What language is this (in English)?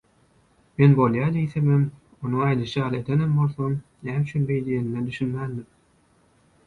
Turkmen